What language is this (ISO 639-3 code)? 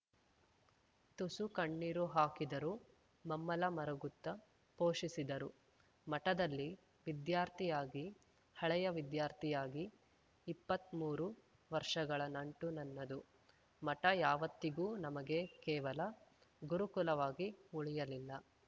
kan